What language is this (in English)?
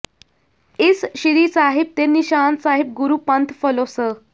Punjabi